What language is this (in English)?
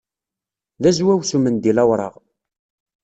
Kabyle